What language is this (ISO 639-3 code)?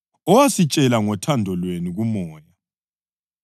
nde